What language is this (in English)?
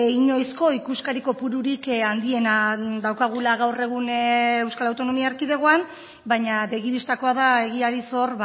Basque